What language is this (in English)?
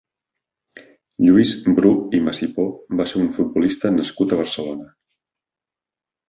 Catalan